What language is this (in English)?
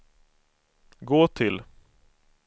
Swedish